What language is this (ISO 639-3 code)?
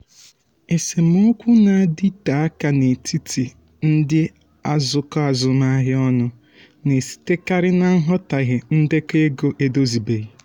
ibo